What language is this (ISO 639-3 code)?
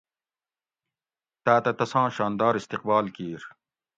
gwc